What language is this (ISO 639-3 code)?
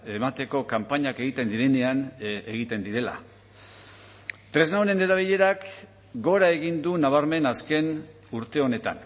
eus